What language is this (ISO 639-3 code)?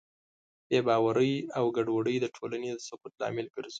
pus